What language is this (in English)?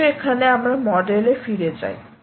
Bangla